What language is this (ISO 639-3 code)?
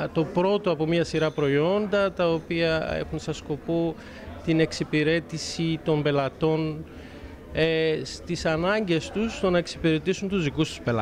ell